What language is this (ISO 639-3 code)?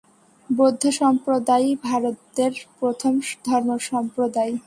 ben